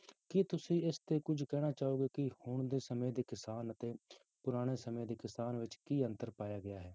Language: Punjabi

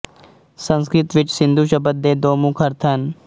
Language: Punjabi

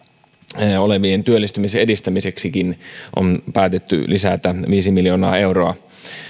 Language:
Finnish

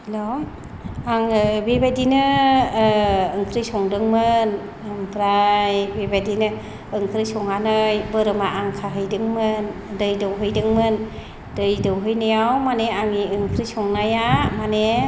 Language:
Bodo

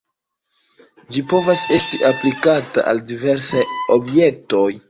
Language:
Esperanto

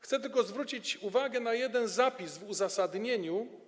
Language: Polish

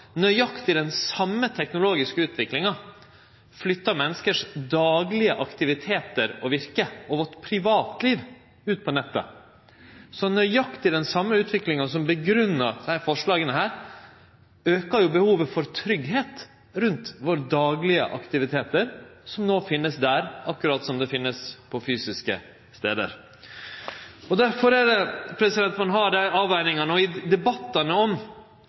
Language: Norwegian Nynorsk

